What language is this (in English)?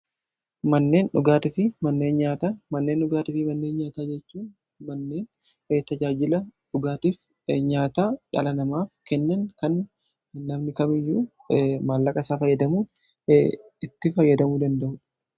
Oromo